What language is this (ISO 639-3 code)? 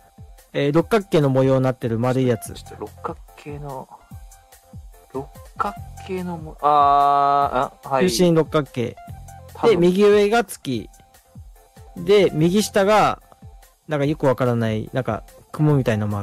jpn